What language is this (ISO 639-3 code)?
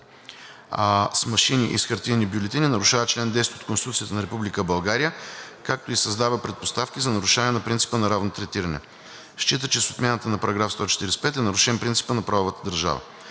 bul